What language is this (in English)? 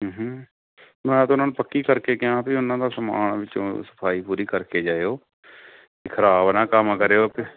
Punjabi